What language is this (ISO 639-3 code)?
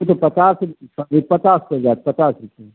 mai